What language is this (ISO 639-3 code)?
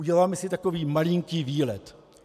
ces